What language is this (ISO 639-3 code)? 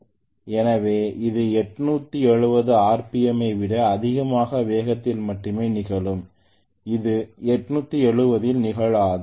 tam